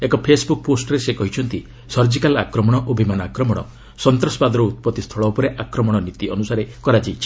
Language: Odia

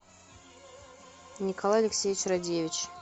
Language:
Russian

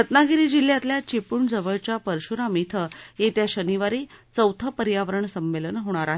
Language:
Marathi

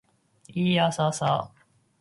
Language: Japanese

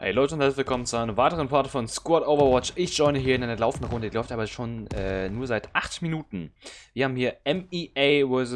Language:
German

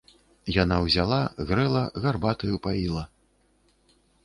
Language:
Belarusian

